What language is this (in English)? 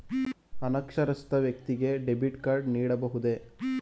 Kannada